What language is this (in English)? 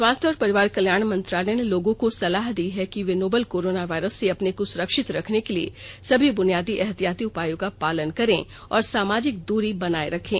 Hindi